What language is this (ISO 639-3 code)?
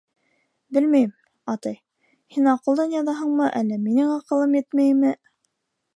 bak